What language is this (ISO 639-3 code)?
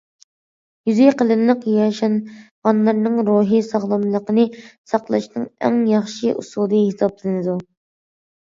uig